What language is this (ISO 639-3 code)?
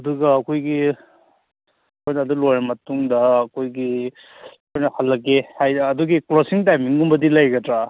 mni